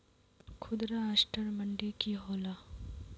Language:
Magahi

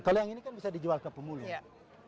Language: Indonesian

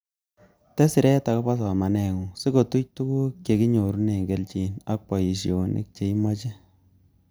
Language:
Kalenjin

